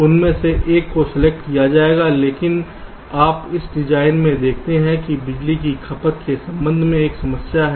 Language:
Hindi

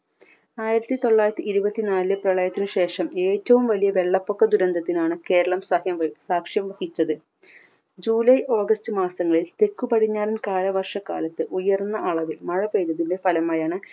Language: Malayalam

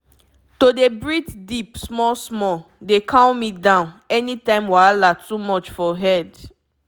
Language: Nigerian Pidgin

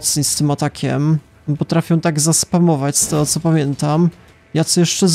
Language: Polish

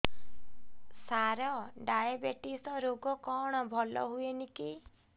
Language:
Odia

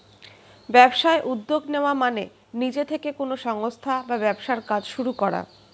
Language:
Bangla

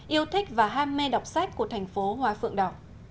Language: Vietnamese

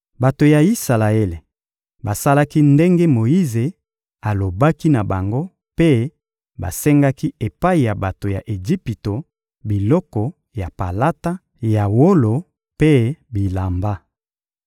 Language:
Lingala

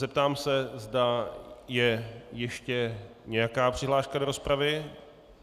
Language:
Czech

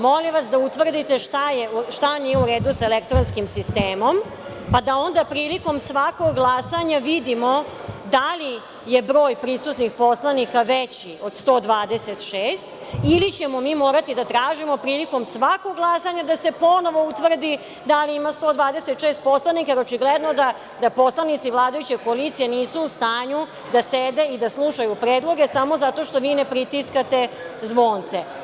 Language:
Serbian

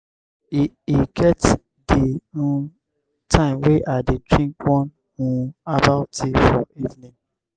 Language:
Nigerian Pidgin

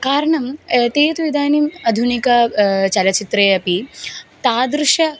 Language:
Sanskrit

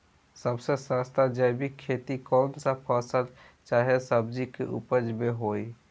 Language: Bhojpuri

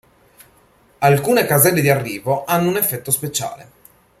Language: Italian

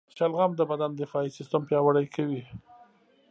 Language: Pashto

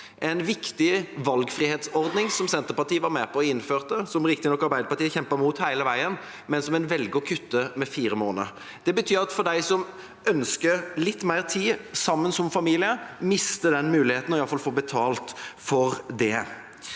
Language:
Norwegian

